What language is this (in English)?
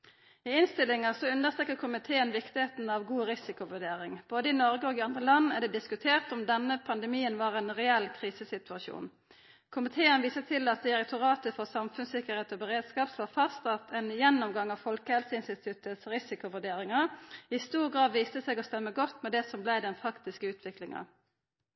Norwegian Nynorsk